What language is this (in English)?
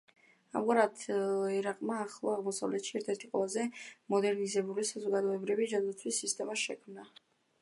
Georgian